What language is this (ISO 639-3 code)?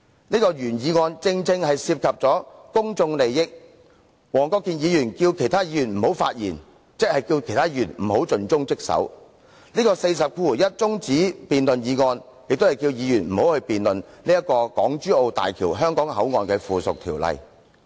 yue